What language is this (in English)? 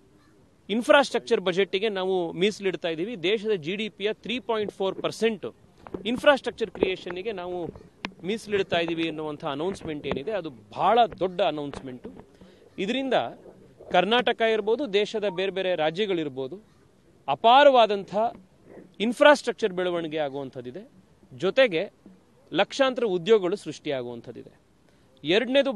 Kannada